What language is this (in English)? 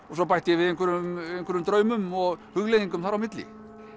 Icelandic